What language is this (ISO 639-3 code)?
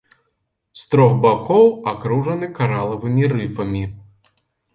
bel